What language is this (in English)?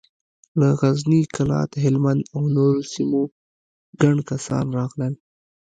Pashto